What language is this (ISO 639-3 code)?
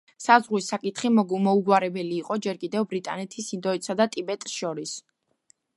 kat